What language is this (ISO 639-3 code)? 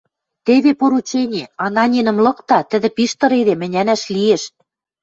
mrj